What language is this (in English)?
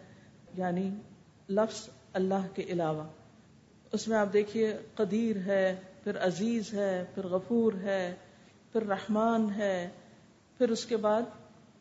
Urdu